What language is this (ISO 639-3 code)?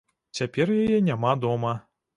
bel